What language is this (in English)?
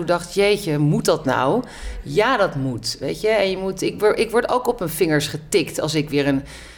Dutch